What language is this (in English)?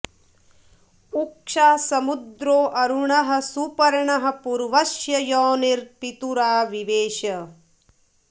Sanskrit